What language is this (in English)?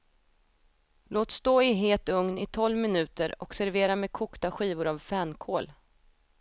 Swedish